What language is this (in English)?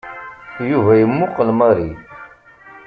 Kabyle